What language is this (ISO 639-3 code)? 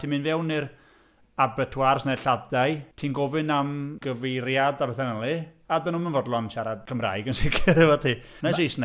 cym